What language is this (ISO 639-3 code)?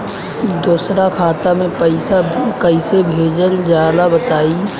bho